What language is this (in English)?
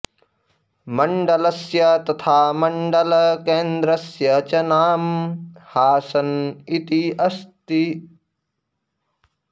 Sanskrit